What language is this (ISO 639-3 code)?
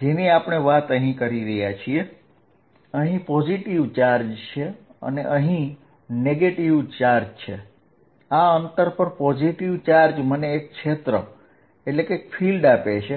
guj